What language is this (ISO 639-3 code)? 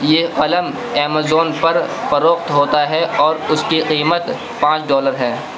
urd